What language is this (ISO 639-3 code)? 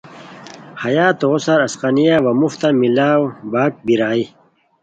khw